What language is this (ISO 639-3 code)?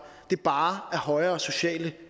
dan